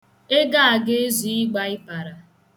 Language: Igbo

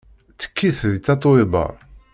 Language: Kabyle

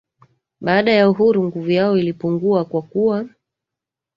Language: Swahili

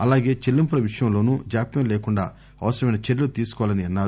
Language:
Telugu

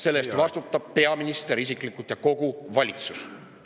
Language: Estonian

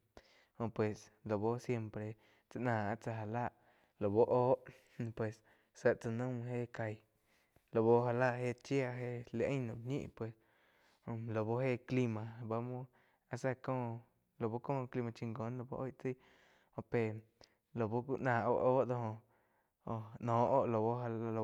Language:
Quiotepec Chinantec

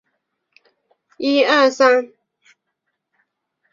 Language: Chinese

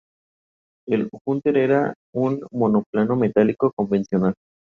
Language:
Spanish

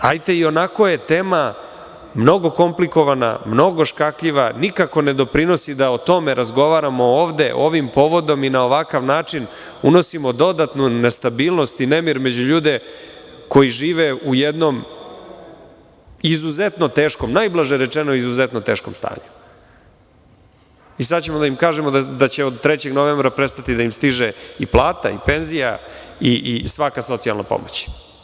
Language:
Serbian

